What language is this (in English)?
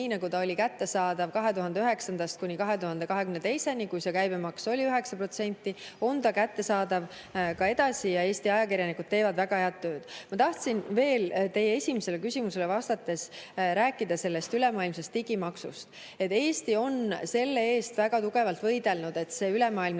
Estonian